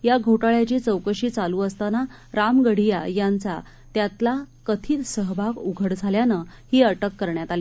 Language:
Marathi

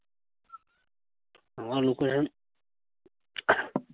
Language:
Bangla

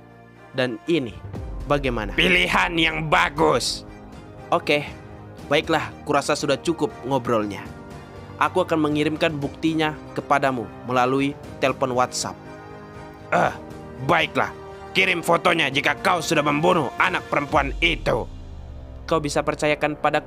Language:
Indonesian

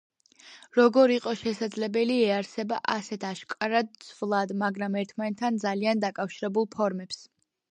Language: Georgian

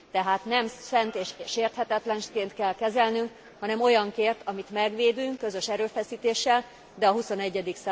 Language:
Hungarian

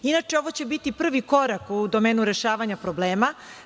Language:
Serbian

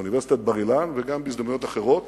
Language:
Hebrew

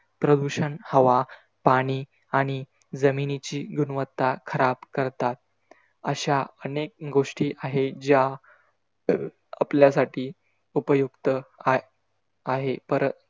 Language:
Marathi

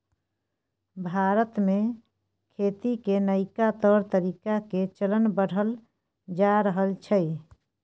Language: Maithili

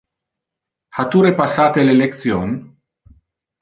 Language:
Interlingua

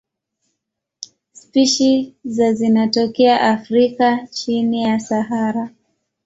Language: Swahili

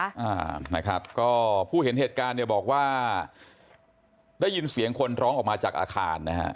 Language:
Thai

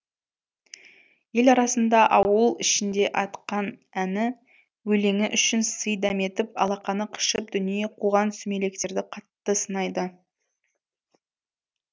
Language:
Kazakh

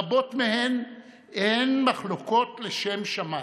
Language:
Hebrew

